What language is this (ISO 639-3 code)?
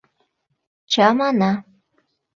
chm